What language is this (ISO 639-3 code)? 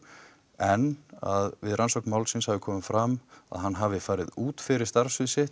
isl